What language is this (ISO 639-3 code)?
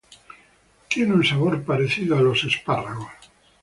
spa